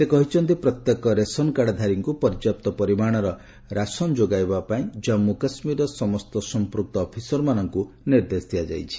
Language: Odia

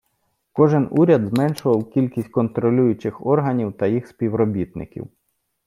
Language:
Ukrainian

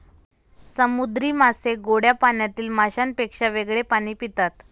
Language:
Marathi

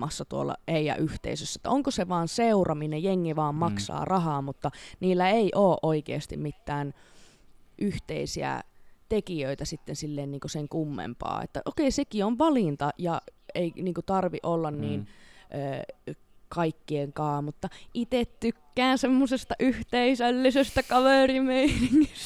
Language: Finnish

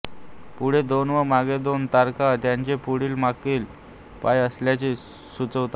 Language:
Marathi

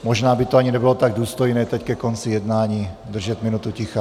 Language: Czech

